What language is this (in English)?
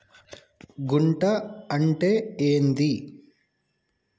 Telugu